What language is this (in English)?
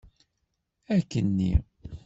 Kabyle